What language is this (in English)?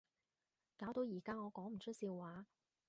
Cantonese